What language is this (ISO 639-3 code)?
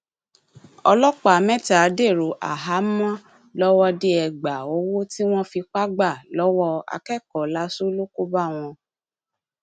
yor